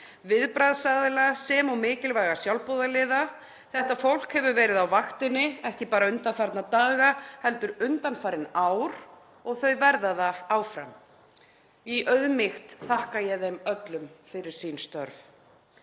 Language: Icelandic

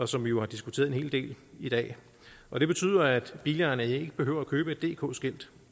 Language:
Danish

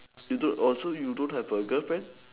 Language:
English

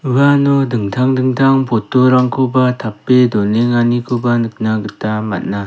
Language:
Garo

